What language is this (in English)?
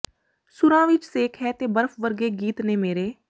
Punjabi